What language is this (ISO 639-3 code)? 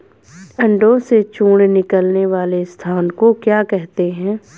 hin